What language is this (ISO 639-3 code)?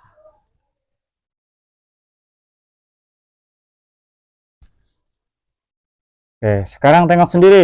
ind